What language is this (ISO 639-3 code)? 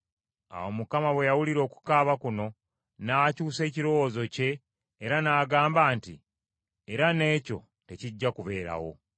lug